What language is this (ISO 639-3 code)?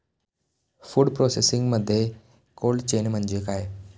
mar